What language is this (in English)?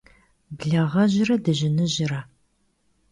Kabardian